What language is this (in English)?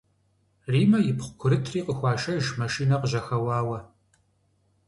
Kabardian